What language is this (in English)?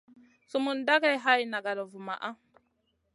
Masana